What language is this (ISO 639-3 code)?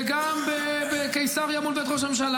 heb